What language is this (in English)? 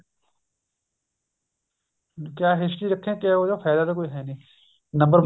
Punjabi